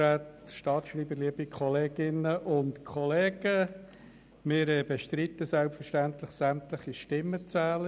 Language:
Swiss German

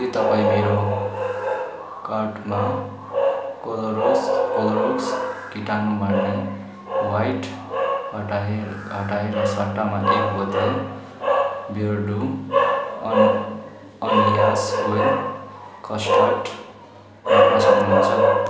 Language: Nepali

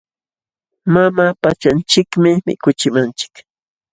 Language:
Jauja Wanca Quechua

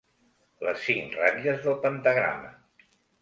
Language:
Catalan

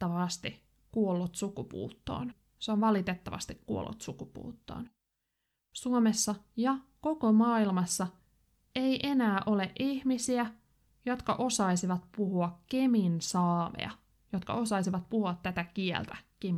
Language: Finnish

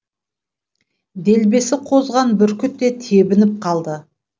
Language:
Kazakh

